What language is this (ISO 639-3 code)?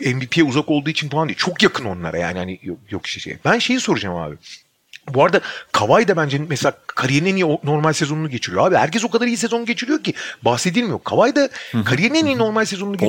tur